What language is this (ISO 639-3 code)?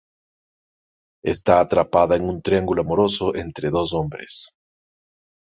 spa